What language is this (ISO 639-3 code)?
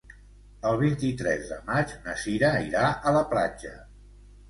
cat